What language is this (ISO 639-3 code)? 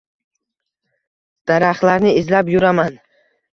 uzb